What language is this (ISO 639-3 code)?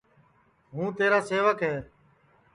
ssi